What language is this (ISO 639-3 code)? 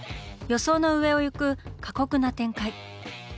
jpn